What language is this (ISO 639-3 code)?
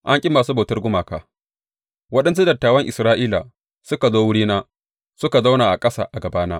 hau